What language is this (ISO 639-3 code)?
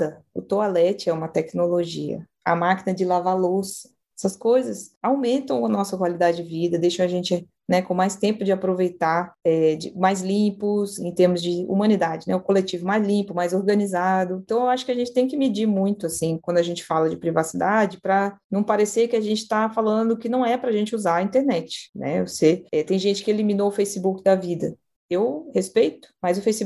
por